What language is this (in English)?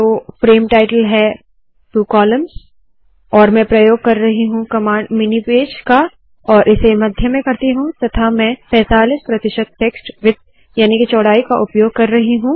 Hindi